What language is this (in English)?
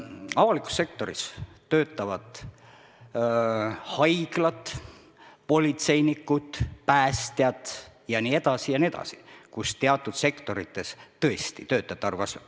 Estonian